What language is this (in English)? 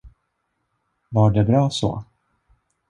Swedish